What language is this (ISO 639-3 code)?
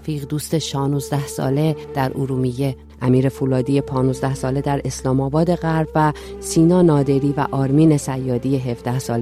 fas